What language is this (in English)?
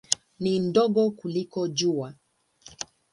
Swahili